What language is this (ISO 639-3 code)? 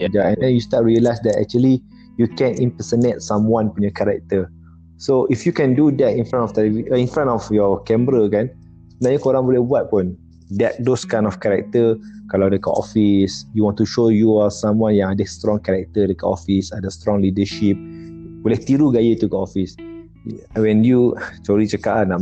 msa